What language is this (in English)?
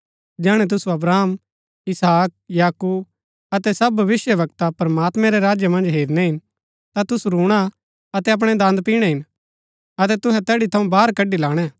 Gaddi